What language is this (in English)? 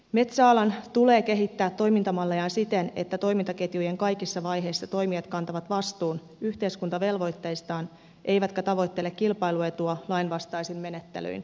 Finnish